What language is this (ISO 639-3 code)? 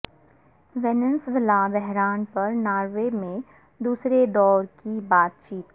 urd